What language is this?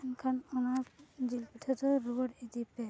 Santali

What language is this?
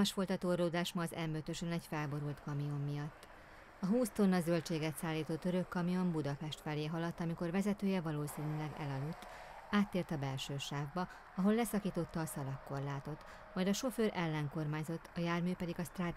Hungarian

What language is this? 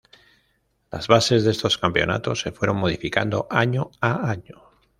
Spanish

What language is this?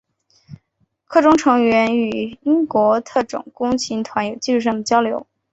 Chinese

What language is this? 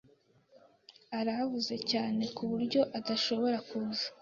Kinyarwanda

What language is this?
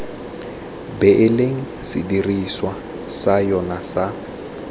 Tswana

